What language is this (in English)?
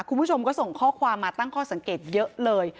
Thai